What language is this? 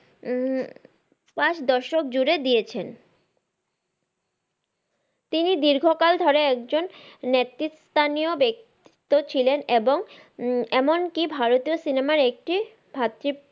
Bangla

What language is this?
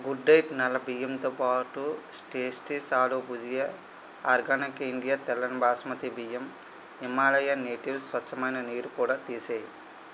Telugu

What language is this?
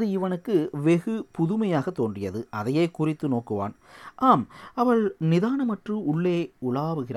Tamil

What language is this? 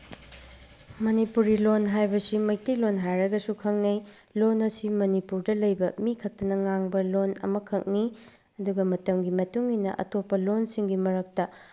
Manipuri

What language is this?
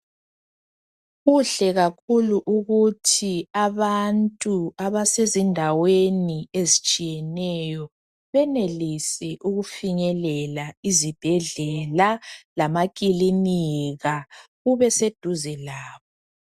North Ndebele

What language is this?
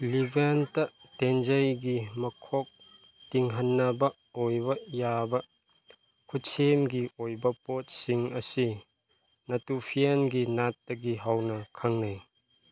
Manipuri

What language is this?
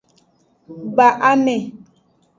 Aja (Benin)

